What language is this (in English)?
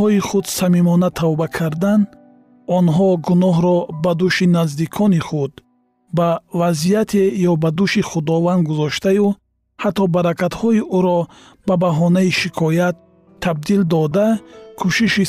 Persian